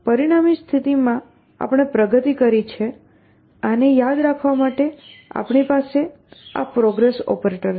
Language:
Gujarati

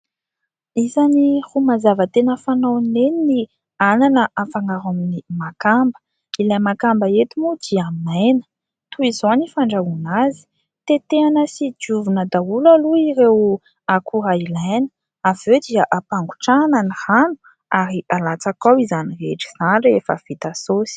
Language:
Malagasy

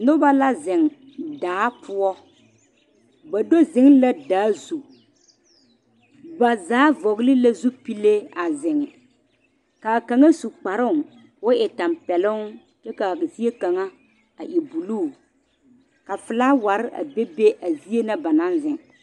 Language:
Southern Dagaare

